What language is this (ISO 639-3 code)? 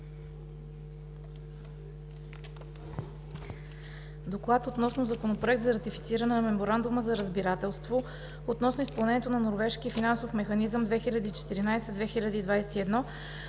bul